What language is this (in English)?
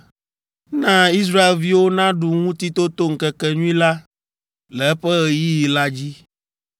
Ewe